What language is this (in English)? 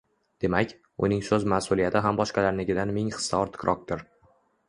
Uzbek